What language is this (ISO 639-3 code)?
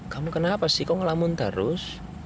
ind